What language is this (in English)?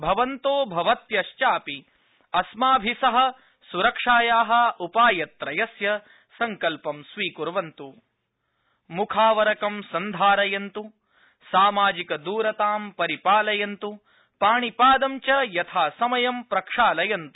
Sanskrit